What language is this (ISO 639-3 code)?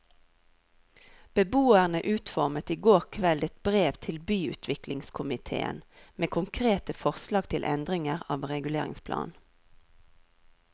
nor